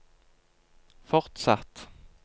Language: Norwegian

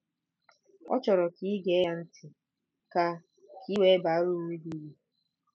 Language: Igbo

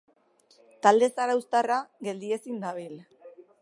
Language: Basque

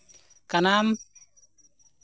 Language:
Santali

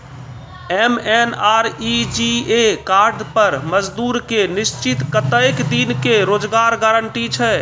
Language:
Maithili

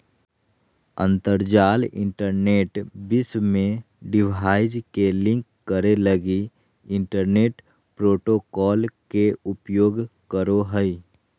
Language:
Magahi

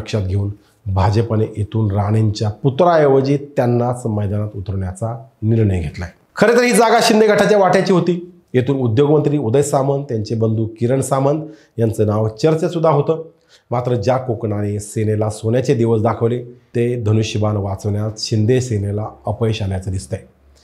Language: Marathi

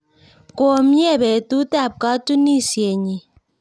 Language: Kalenjin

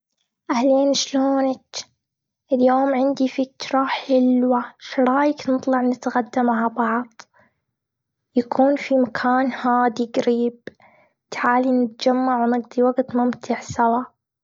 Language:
Gulf Arabic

